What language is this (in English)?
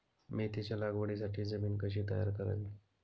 Marathi